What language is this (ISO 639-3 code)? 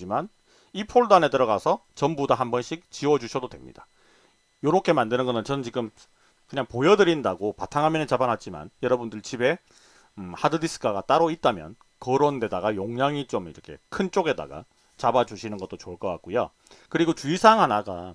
kor